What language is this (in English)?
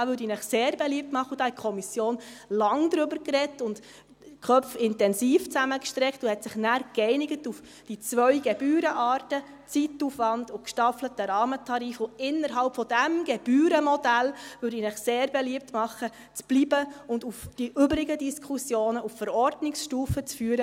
Swiss German